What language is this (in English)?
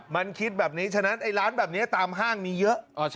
Thai